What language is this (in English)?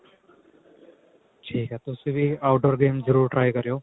Punjabi